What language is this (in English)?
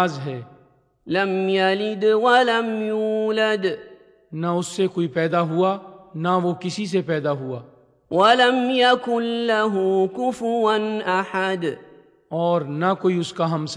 Urdu